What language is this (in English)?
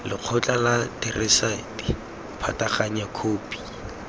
Tswana